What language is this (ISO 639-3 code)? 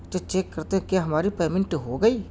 urd